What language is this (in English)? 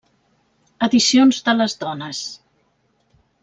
Catalan